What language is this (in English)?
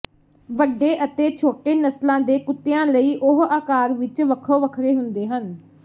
Punjabi